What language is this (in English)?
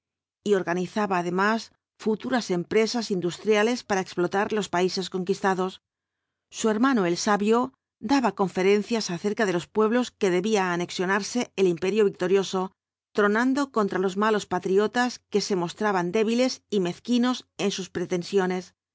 Spanish